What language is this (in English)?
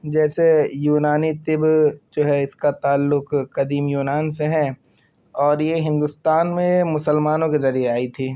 Urdu